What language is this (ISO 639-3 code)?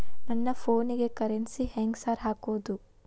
kan